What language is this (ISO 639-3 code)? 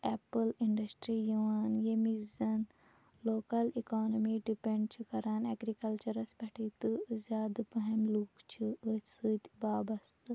kas